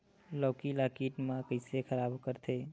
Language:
Chhattisgarhi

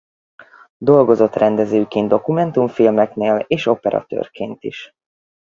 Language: Hungarian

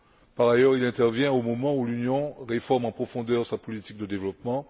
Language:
French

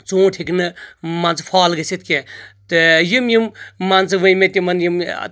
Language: Kashmiri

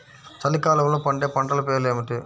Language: Telugu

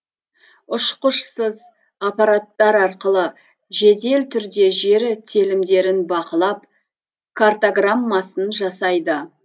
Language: Kazakh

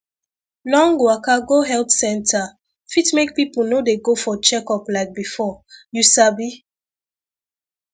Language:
Nigerian Pidgin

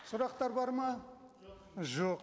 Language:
Kazakh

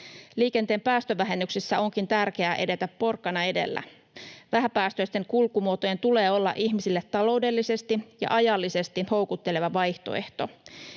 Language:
Finnish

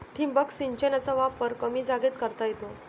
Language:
Marathi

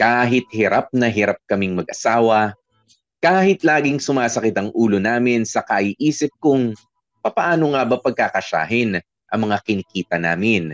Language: Filipino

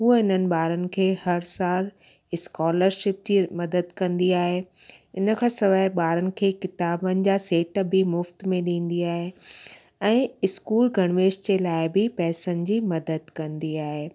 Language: Sindhi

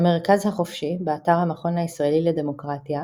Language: Hebrew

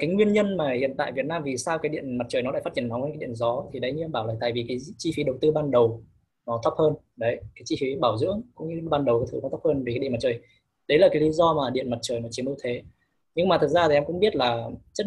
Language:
Vietnamese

